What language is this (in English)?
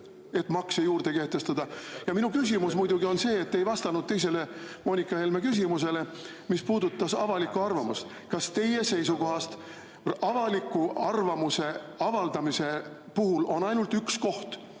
Estonian